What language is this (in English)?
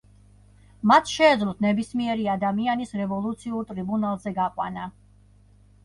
Georgian